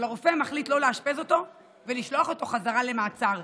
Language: Hebrew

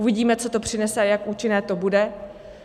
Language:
Czech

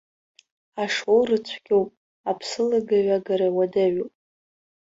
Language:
Abkhazian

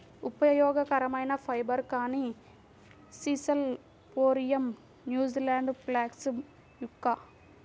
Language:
Telugu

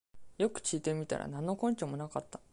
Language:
Japanese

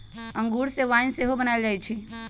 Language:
Magahi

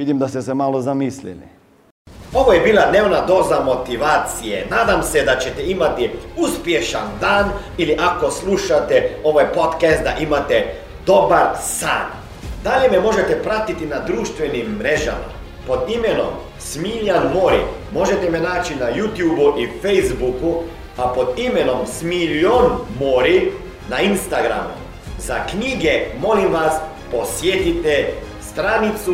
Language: Croatian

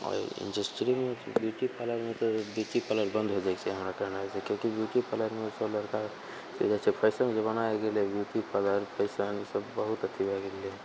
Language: Maithili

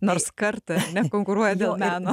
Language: Lithuanian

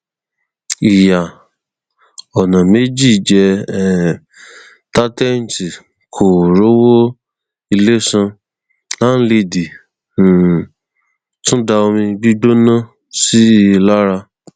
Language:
Yoruba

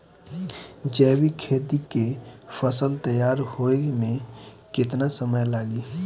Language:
Bhojpuri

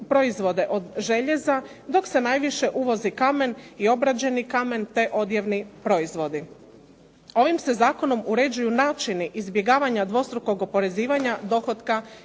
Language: Croatian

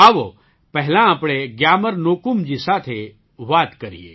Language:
Gujarati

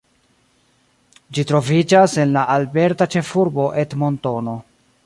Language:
Esperanto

